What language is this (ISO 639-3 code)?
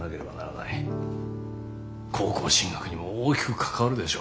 jpn